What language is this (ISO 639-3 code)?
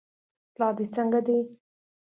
pus